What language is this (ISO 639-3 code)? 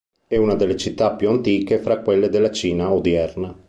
ita